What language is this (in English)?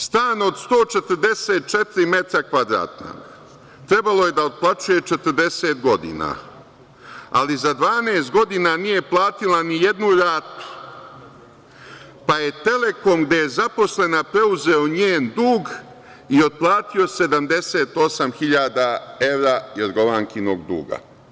Serbian